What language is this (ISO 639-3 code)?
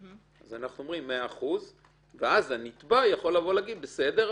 heb